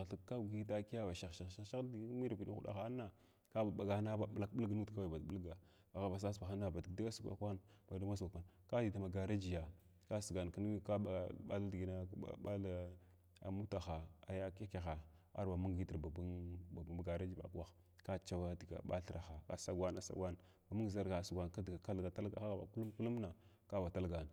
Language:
Glavda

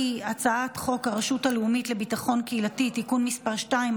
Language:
Hebrew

